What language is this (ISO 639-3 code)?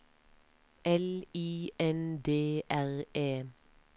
nor